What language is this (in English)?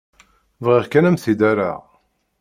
Kabyle